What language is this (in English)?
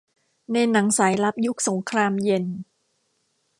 Thai